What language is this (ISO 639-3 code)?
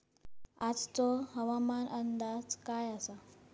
mar